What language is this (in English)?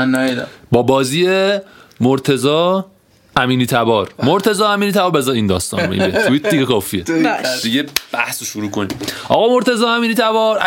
Persian